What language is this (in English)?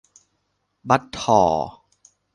Thai